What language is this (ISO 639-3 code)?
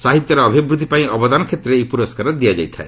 ori